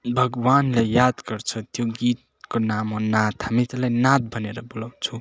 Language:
Nepali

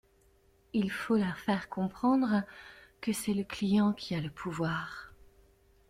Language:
French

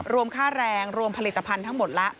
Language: Thai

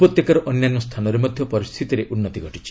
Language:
Odia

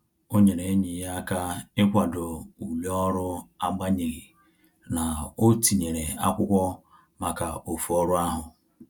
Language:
Igbo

